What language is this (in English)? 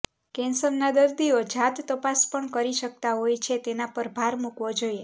Gujarati